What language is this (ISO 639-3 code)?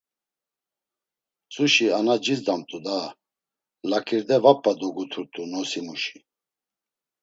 lzz